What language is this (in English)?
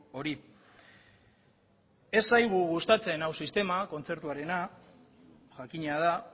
Basque